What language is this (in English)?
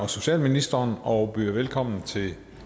Danish